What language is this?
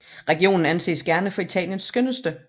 Danish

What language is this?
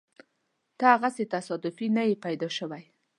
Pashto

